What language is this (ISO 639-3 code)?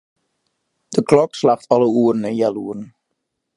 fry